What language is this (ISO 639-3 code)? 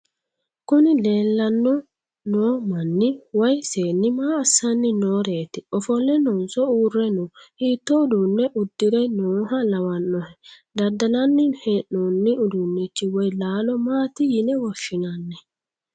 sid